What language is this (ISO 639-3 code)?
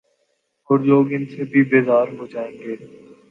urd